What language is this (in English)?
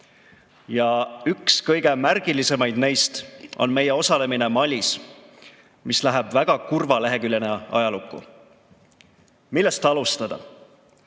Estonian